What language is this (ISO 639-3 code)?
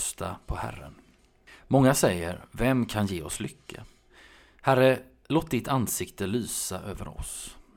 swe